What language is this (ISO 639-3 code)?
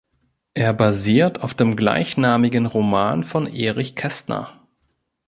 deu